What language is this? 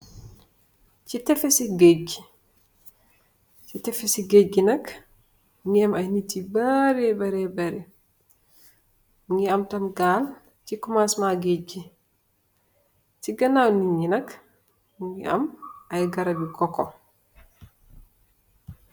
Wolof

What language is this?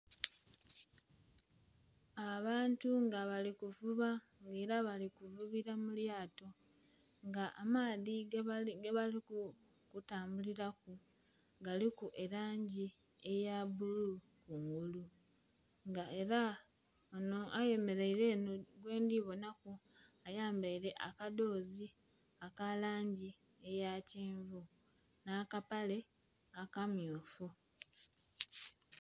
Soga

